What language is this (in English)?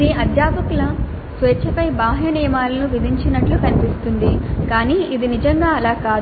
Telugu